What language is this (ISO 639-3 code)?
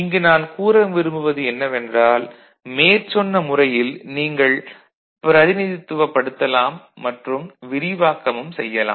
tam